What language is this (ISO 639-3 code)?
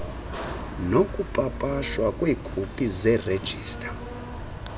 xho